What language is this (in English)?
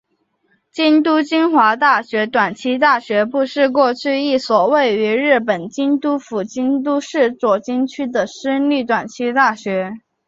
Chinese